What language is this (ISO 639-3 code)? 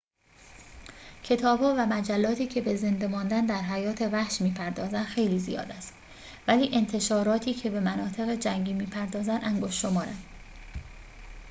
fas